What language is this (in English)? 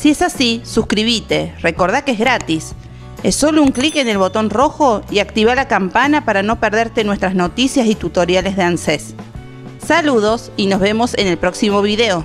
Spanish